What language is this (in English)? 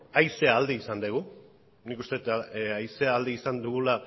Basque